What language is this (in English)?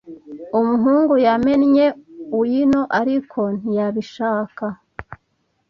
Kinyarwanda